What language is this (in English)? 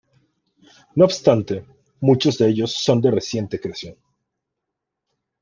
Spanish